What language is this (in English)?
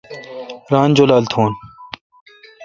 Kalkoti